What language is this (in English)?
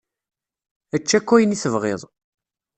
Kabyle